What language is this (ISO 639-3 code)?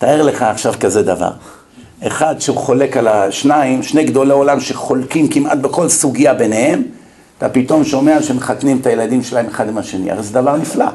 heb